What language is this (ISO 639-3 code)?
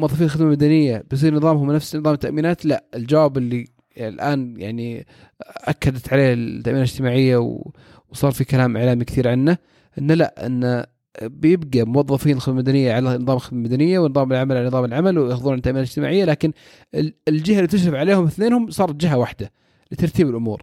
ara